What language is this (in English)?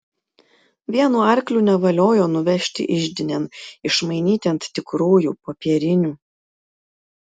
Lithuanian